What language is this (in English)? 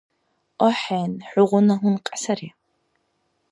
Dargwa